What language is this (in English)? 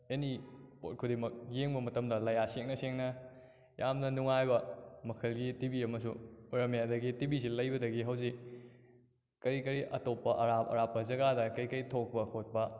Manipuri